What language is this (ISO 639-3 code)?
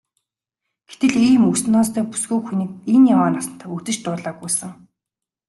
mon